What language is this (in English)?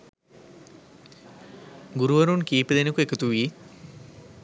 Sinhala